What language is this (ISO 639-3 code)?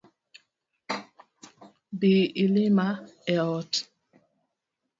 luo